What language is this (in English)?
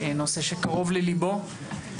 Hebrew